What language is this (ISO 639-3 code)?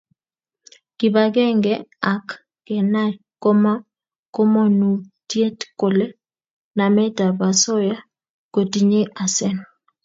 kln